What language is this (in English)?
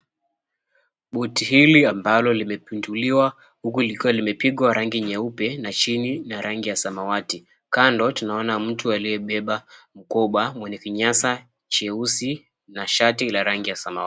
Swahili